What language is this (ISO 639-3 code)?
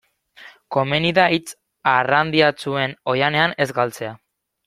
eus